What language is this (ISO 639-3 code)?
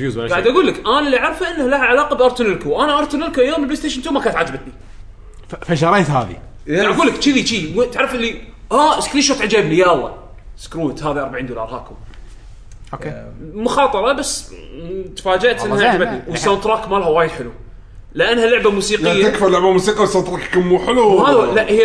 ara